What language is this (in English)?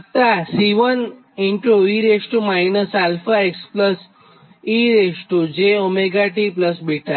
Gujarati